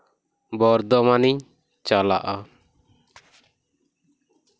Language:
Santali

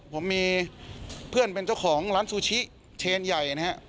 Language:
Thai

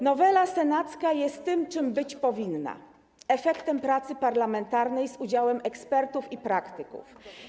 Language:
Polish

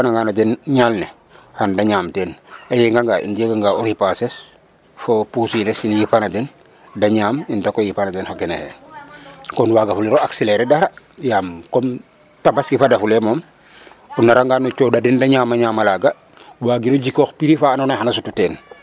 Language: Serer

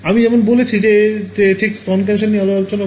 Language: Bangla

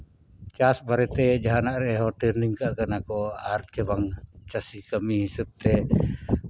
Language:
Santali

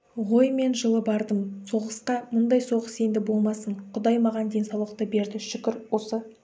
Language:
Kazakh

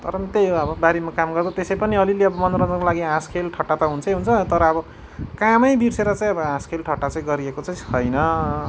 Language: Nepali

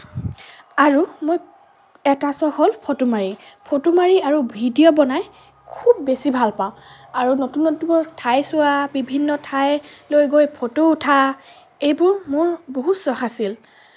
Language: Assamese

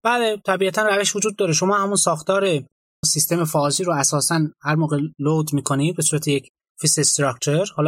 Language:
Persian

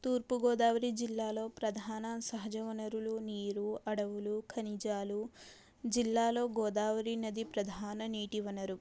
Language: Telugu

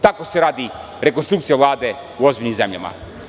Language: Serbian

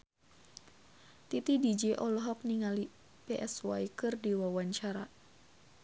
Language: Sundanese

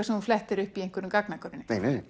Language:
Icelandic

